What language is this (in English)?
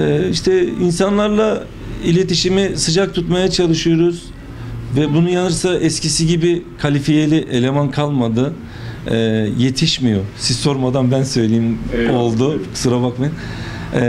Turkish